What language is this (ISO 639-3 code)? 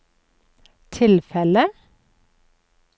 nor